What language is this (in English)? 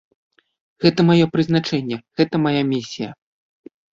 Belarusian